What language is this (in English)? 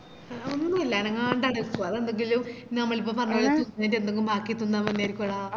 Malayalam